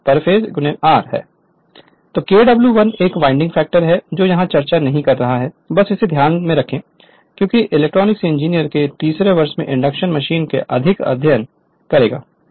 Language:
Hindi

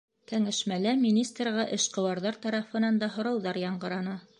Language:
Bashkir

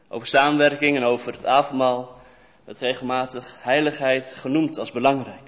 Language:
Dutch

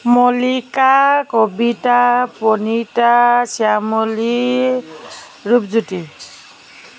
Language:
Assamese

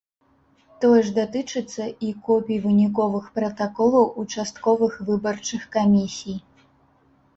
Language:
Belarusian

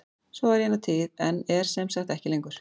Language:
Icelandic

